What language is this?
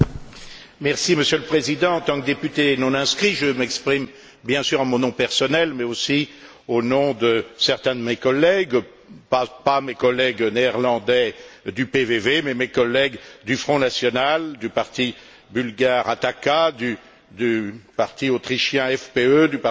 French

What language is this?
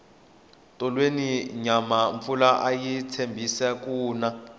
Tsonga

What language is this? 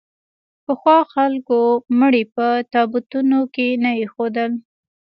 Pashto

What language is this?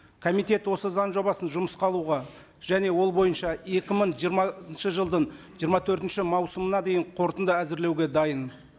Kazakh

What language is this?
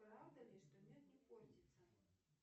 Russian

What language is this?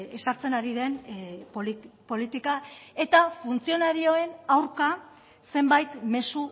Basque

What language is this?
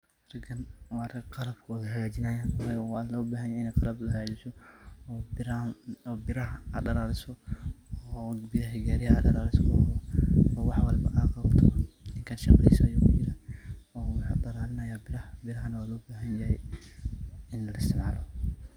Somali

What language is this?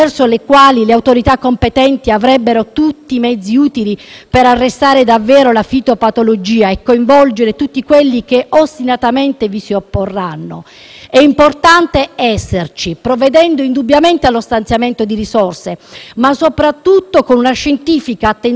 Italian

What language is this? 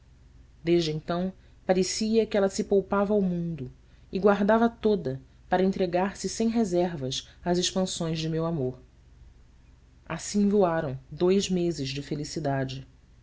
Portuguese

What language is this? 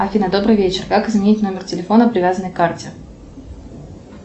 Russian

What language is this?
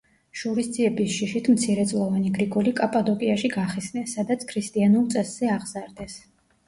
Georgian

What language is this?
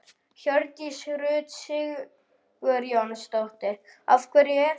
Icelandic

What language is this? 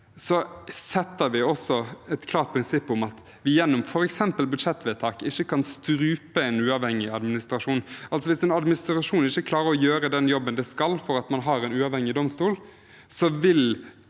Norwegian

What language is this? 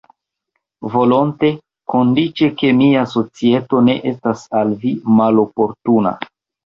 Esperanto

